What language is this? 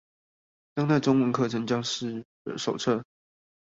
Chinese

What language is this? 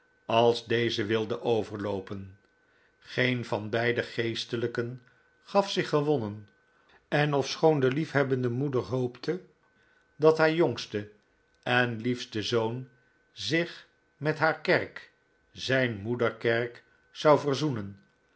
Dutch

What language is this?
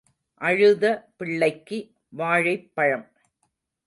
Tamil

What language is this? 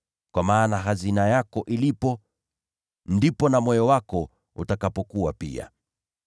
Swahili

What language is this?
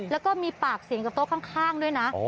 Thai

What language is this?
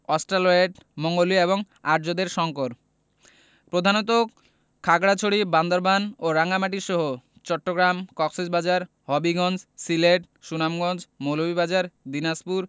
Bangla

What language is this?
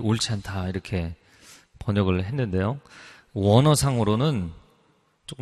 Korean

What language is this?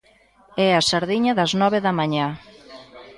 Galician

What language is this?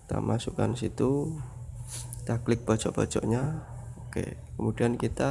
Indonesian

